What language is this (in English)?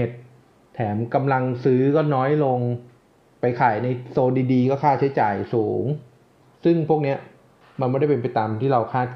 Thai